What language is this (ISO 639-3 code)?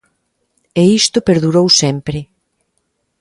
glg